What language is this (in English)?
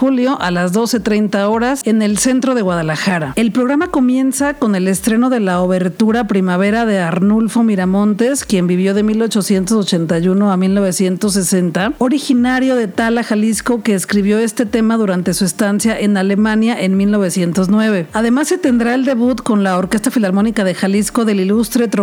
Spanish